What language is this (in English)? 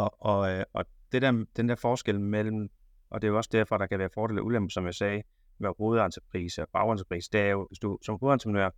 Danish